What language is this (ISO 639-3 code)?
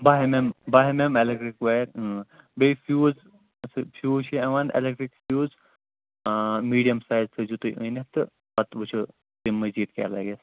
kas